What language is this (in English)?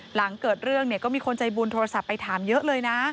Thai